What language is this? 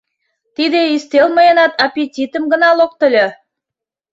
Mari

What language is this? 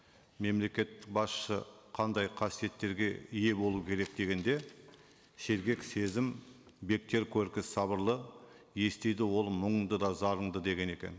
Kazakh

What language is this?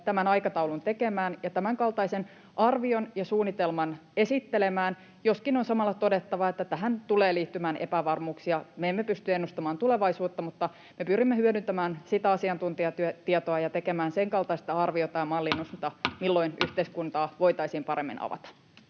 Finnish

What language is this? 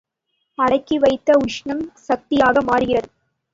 Tamil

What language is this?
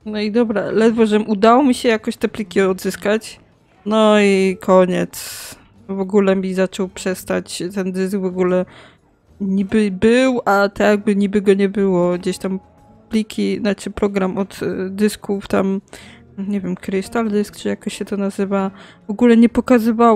Polish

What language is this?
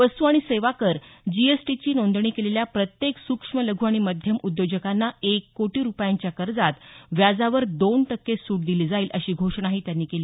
Marathi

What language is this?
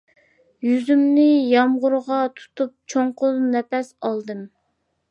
Uyghur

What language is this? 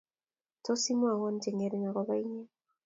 Kalenjin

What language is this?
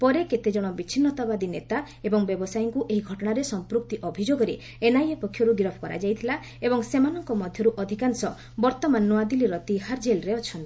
Odia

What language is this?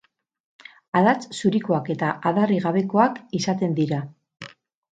Basque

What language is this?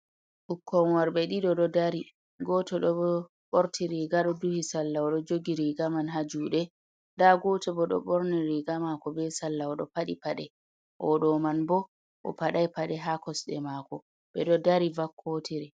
Fula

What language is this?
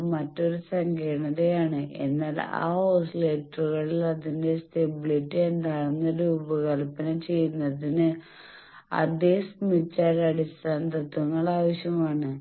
Malayalam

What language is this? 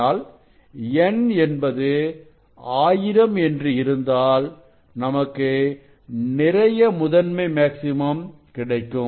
Tamil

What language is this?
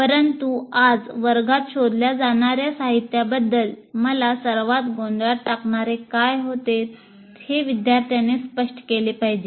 Marathi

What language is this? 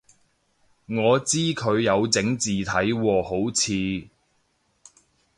Cantonese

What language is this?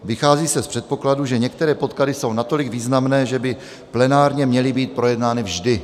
Czech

